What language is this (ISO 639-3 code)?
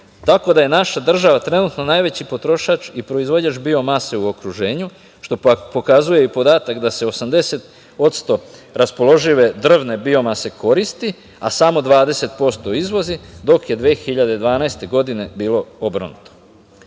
srp